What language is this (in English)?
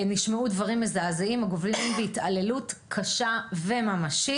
Hebrew